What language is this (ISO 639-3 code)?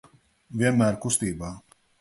lav